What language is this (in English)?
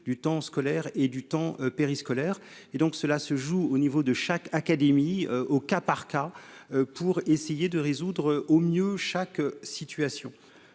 French